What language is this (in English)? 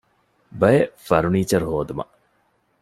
Divehi